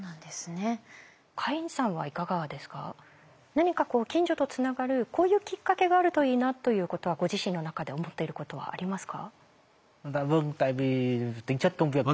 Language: Japanese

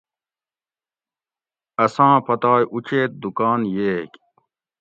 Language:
Gawri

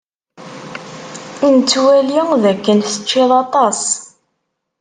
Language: Kabyle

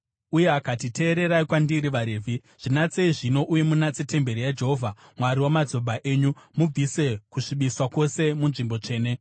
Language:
Shona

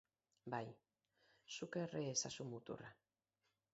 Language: Basque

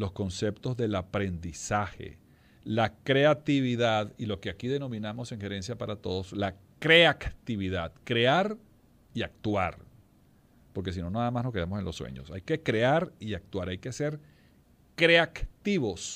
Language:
Spanish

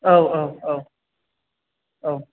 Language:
Bodo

